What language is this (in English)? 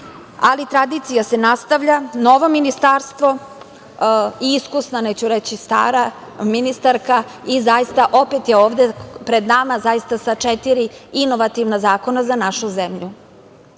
Serbian